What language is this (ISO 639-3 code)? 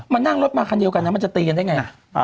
tha